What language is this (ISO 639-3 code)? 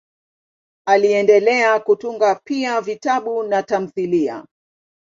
swa